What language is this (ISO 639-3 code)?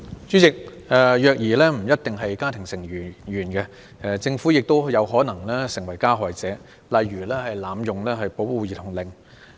yue